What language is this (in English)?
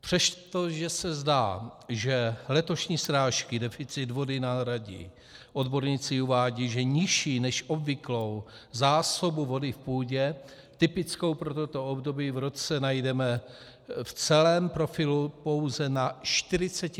Czech